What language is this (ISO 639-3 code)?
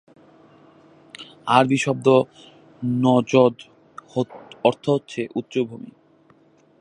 ben